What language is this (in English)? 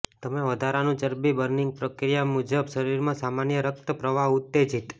Gujarati